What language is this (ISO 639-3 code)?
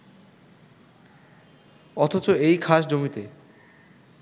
ben